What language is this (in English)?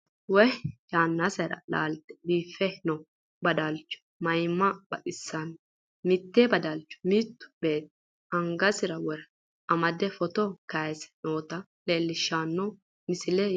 Sidamo